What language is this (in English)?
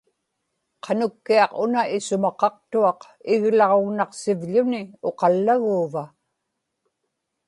Inupiaq